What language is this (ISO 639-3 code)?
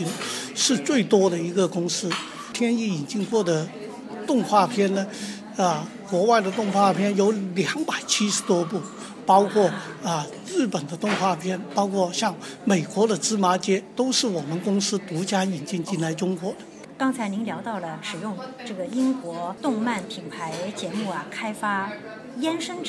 zho